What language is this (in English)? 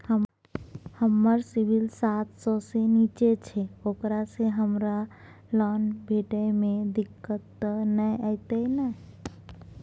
Maithili